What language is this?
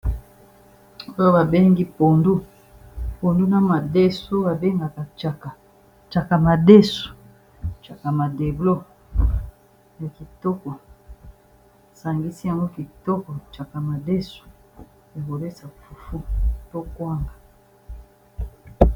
Lingala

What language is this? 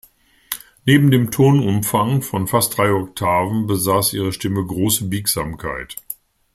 German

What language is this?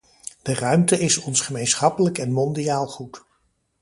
Dutch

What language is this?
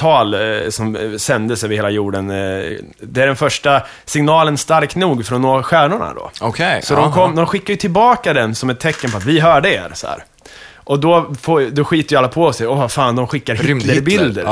Swedish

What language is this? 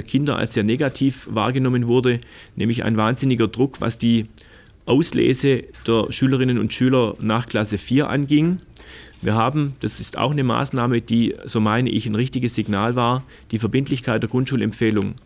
German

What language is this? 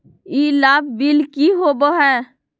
Magahi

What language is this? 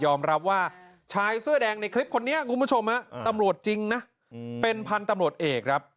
Thai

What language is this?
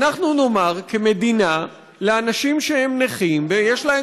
Hebrew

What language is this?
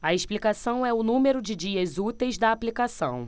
Portuguese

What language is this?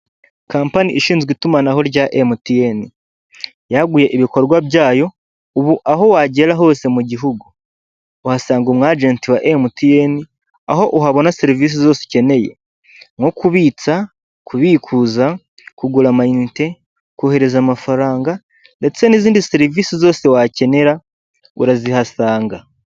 Kinyarwanda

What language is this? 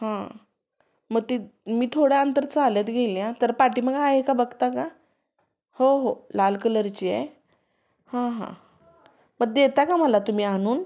Marathi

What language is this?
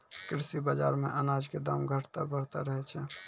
Maithili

